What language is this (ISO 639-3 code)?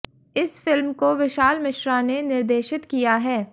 hin